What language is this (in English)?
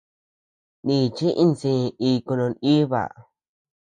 Tepeuxila Cuicatec